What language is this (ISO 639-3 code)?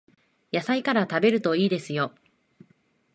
jpn